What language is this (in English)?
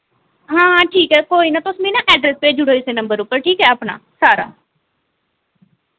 Dogri